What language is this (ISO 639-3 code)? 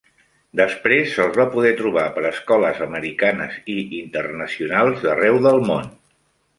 cat